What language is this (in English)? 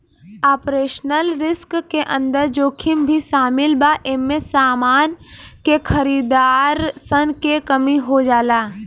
Bhojpuri